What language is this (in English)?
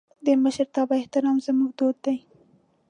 Pashto